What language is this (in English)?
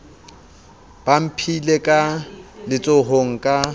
Southern Sotho